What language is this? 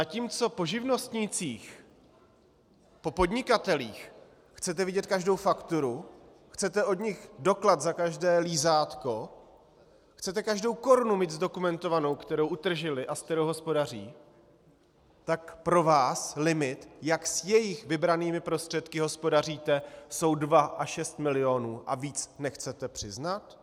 Czech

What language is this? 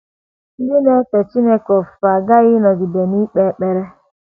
Igbo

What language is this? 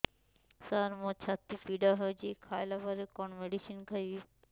Odia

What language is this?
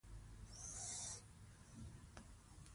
Pashto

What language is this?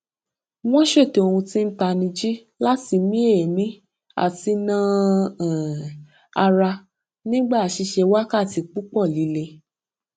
Yoruba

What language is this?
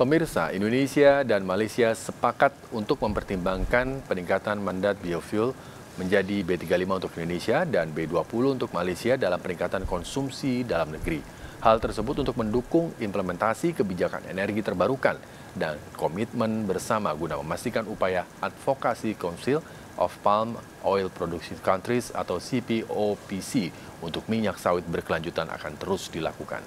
Indonesian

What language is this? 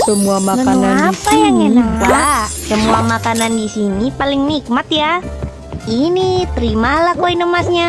Indonesian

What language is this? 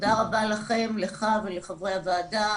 Hebrew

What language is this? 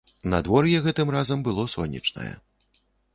Belarusian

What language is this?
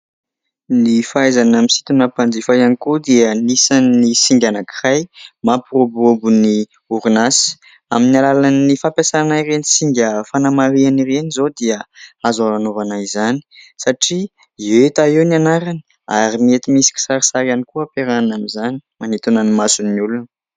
Malagasy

